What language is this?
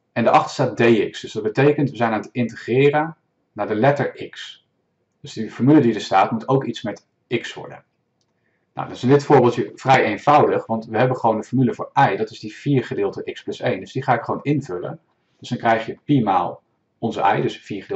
Dutch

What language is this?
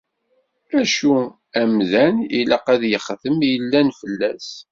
Kabyle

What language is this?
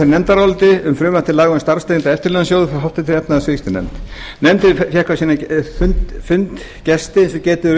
Icelandic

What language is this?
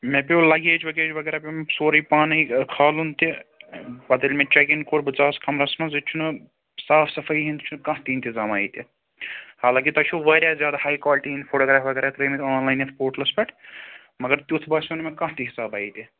Kashmiri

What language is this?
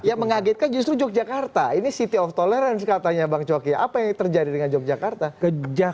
Indonesian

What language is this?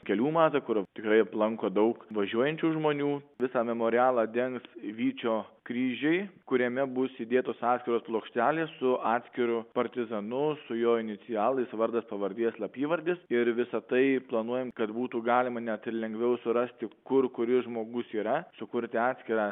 Lithuanian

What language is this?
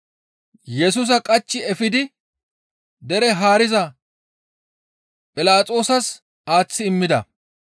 Gamo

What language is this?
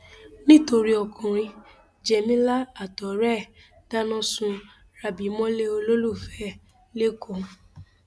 Yoruba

